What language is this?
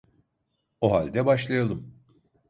Turkish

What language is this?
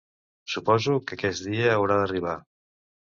Catalan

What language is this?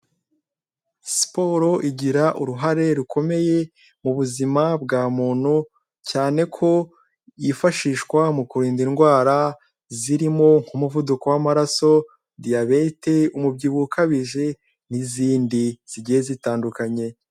Kinyarwanda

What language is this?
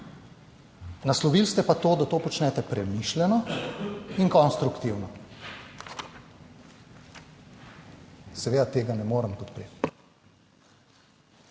Slovenian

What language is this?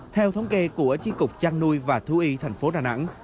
Vietnamese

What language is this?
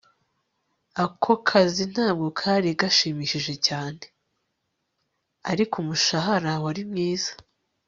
Kinyarwanda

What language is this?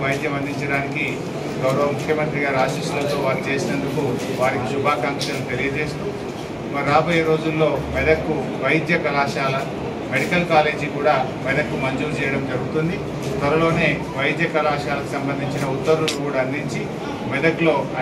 Hindi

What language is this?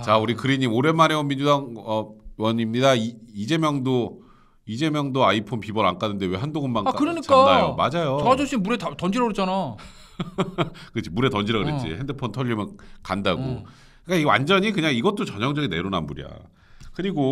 Korean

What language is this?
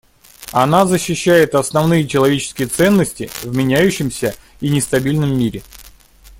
Russian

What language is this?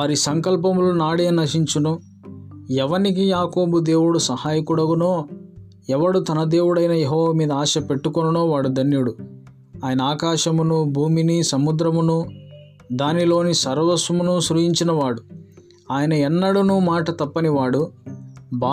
Telugu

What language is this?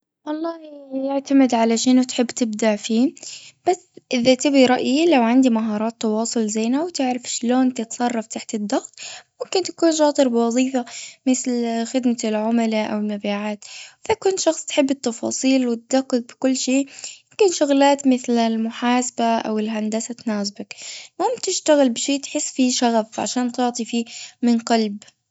Gulf Arabic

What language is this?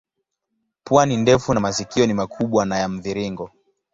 Swahili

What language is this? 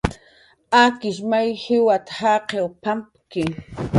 Jaqaru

